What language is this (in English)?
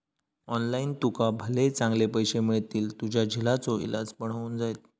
Marathi